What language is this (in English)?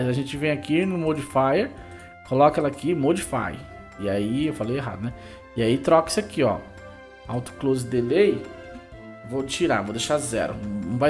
Portuguese